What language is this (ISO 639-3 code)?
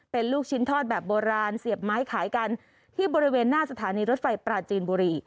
tha